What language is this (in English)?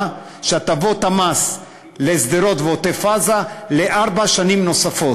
Hebrew